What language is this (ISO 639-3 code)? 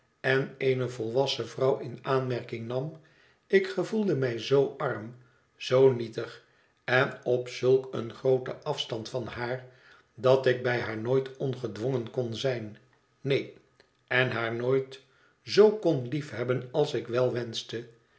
nld